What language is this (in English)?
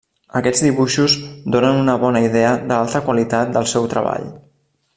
Catalan